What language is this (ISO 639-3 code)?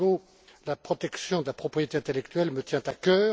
fra